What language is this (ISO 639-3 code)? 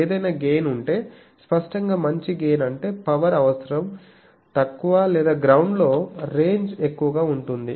tel